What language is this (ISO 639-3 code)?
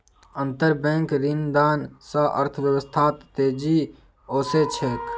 mag